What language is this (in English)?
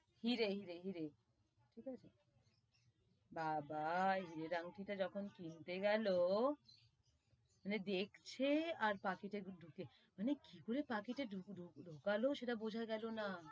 Bangla